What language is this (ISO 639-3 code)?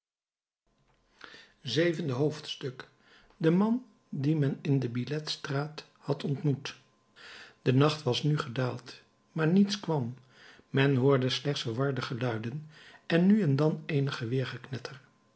nld